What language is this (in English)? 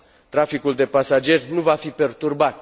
Romanian